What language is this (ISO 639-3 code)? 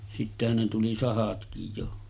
fin